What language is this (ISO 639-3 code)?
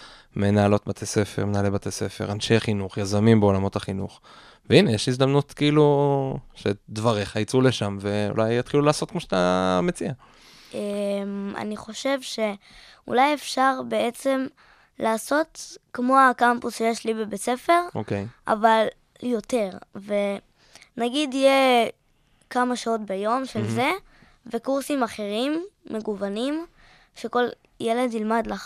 heb